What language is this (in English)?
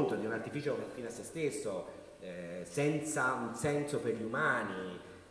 Italian